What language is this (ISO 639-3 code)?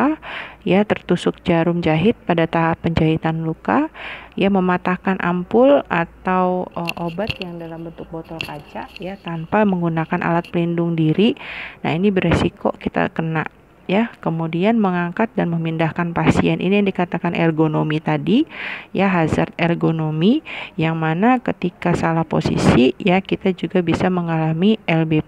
ind